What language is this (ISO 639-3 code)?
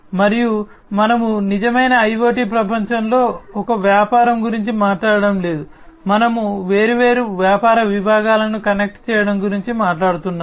tel